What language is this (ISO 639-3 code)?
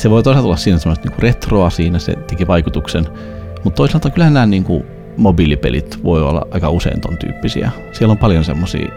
fin